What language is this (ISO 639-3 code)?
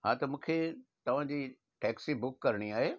snd